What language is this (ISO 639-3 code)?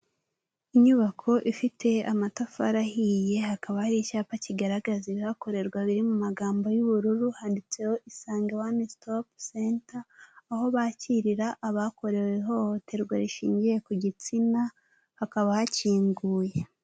kin